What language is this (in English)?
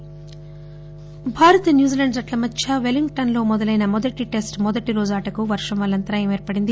Telugu